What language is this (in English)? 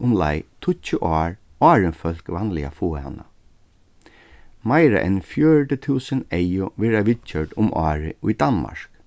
Faroese